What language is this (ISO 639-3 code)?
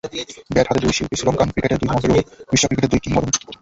ben